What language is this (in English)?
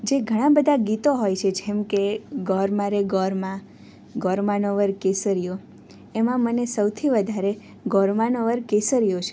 Gujarati